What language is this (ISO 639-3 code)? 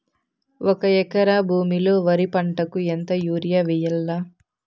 tel